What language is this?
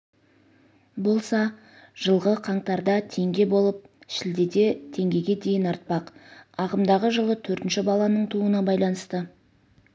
Kazakh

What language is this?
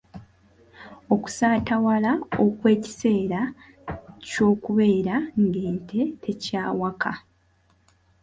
Ganda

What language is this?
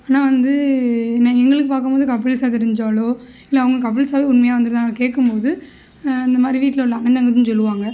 Tamil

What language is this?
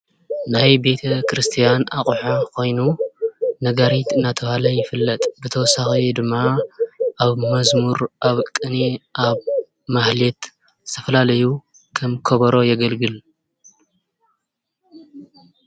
Tigrinya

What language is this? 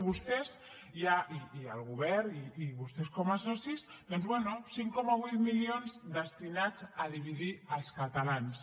Catalan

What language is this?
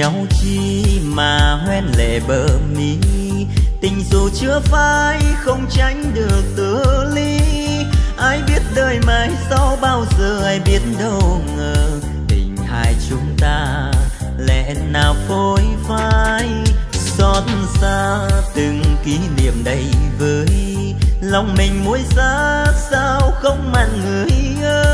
Vietnamese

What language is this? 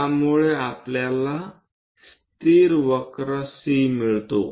Marathi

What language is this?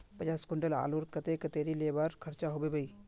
Magahi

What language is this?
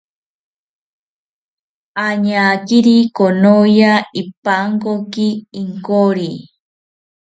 South Ucayali Ashéninka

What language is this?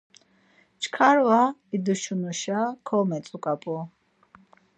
Laz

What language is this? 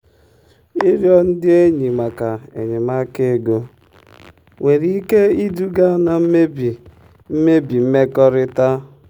Igbo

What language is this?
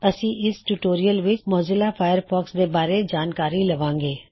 Punjabi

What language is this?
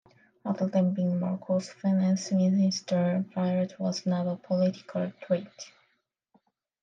English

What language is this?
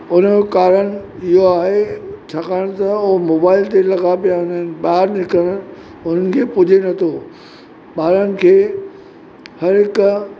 Sindhi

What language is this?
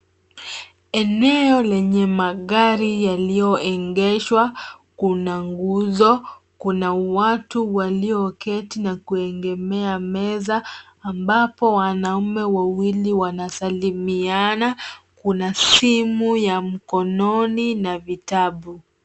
Swahili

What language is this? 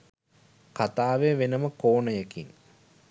Sinhala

